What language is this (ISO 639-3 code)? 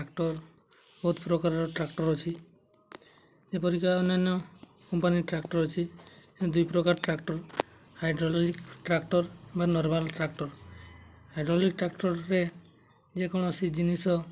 ori